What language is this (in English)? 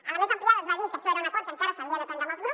Catalan